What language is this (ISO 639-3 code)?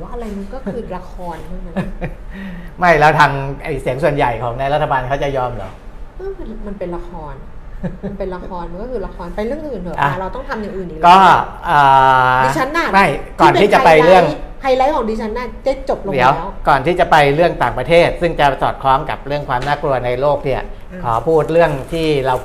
tha